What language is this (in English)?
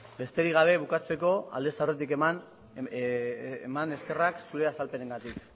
Basque